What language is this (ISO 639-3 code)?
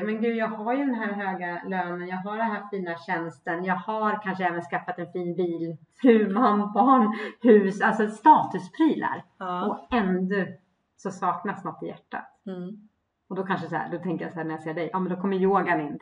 swe